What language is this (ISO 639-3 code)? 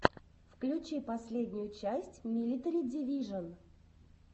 rus